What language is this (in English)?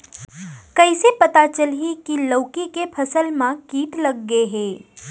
Chhattisgarhi